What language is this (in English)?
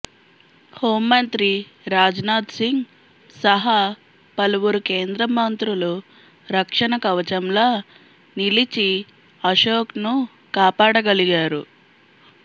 Telugu